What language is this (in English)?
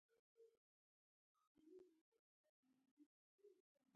Pashto